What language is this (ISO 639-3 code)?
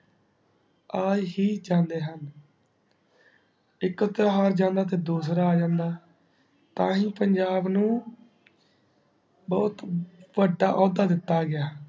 pan